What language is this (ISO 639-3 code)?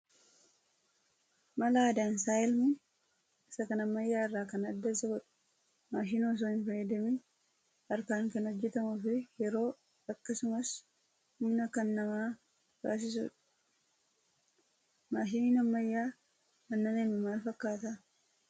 orm